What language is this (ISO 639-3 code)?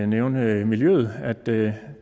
dan